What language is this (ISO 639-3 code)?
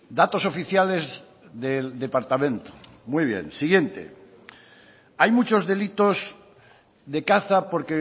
spa